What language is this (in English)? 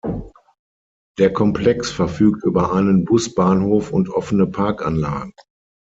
German